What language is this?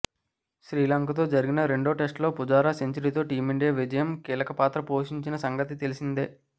Telugu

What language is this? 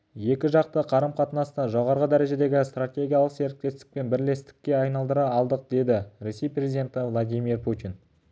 Kazakh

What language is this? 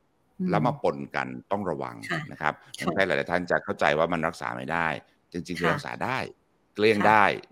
Thai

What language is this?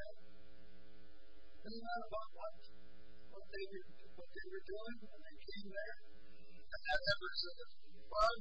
English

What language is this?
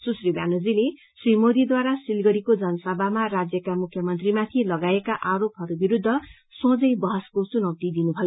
Nepali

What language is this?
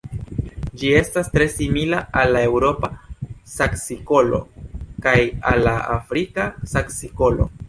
Esperanto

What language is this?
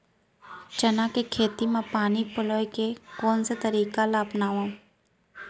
Chhattisgarhi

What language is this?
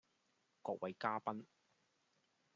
Cantonese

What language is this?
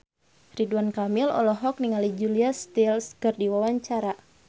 Sundanese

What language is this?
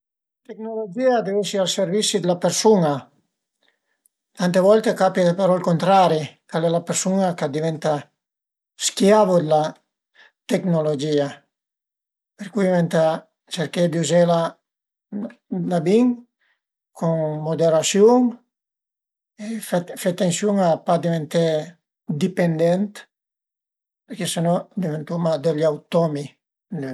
Piedmontese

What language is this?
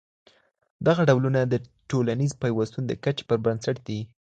Pashto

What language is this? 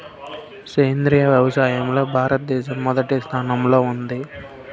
Telugu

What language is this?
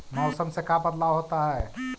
Magahi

